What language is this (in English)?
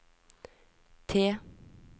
Norwegian